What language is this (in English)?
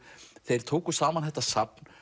Icelandic